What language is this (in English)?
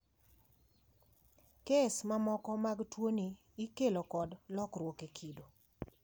Luo (Kenya and Tanzania)